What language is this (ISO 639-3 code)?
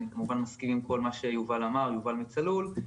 heb